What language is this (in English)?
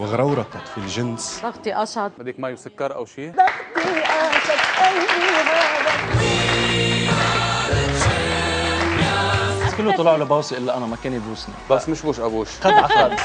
Arabic